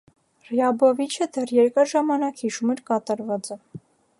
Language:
Armenian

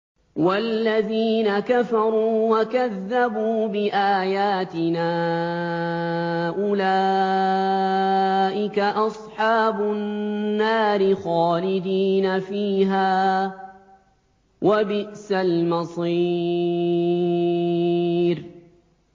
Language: Arabic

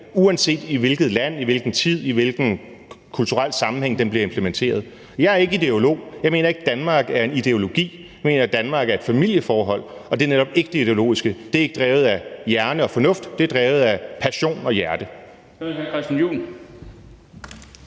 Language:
Danish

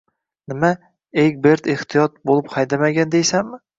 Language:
Uzbek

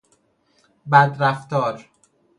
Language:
Persian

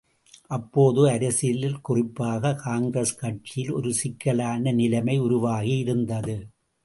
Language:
Tamil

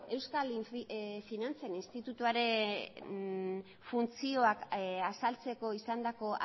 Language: Basque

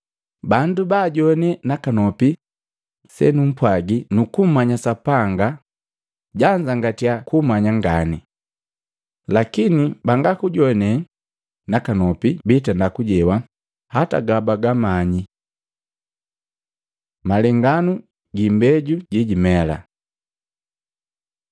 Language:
Matengo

